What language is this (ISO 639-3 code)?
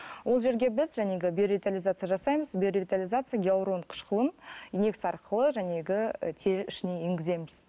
kaz